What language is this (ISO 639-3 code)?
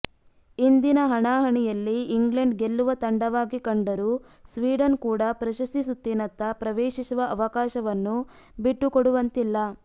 kan